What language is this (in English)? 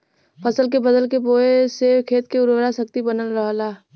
Bhojpuri